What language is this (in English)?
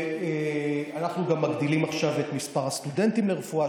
Hebrew